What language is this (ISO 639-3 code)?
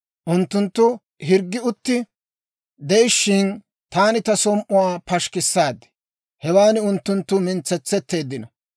dwr